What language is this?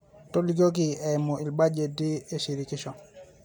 Masai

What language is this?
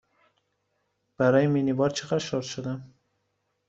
Persian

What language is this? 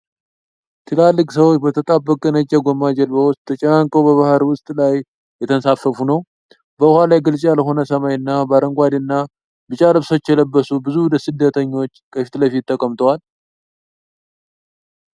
Amharic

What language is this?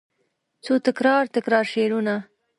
Pashto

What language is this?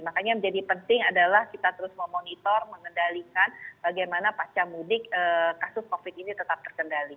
Indonesian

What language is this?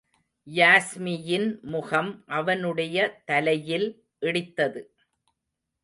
Tamil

